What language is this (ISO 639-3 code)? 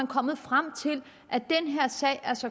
dan